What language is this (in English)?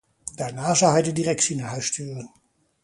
Dutch